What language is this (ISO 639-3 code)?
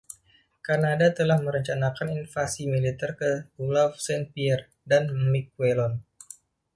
ind